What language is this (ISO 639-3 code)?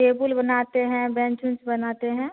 hin